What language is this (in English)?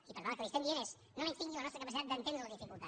Catalan